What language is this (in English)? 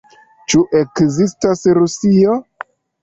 Esperanto